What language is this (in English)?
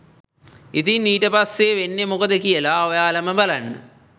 Sinhala